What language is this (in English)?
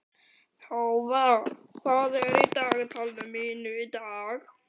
Icelandic